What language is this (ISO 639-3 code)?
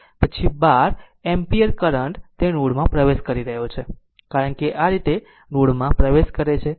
guj